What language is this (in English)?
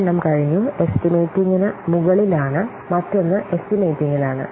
Malayalam